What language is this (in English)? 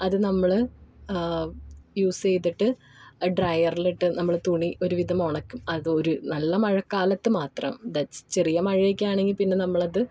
Malayalam